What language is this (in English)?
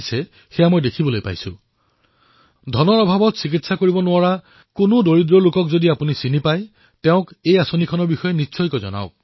Assamese